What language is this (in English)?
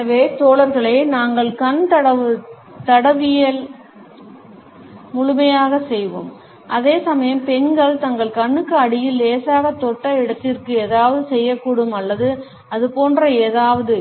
Tamil